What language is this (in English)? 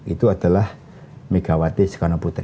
Indonesian